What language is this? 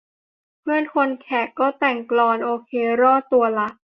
Thai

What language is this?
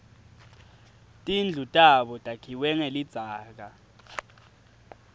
Swati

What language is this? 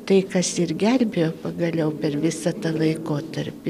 Lithuanian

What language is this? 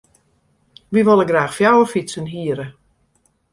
Western Frisian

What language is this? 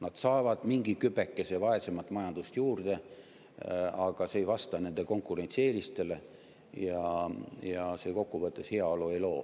Estonian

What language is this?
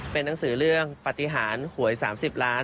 Thai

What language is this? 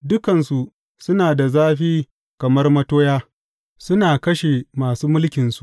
Hausa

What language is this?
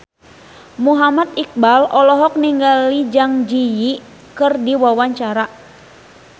Sundanese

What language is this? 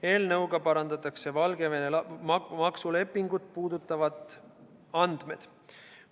Estonian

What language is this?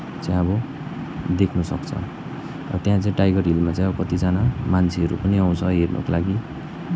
Nepali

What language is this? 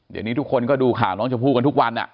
Thai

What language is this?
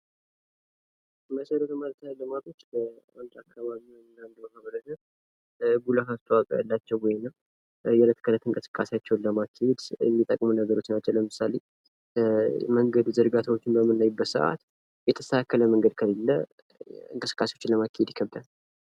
Amharic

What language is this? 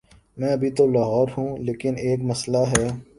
Urdu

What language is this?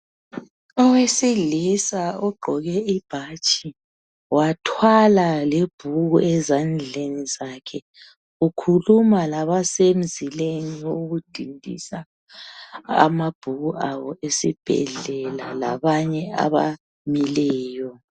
North Ndebele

